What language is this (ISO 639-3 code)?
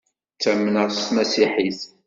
kab